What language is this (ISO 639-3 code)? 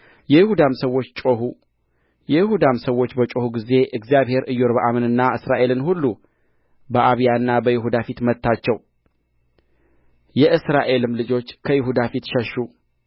amh